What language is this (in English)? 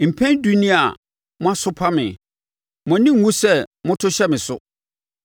Akan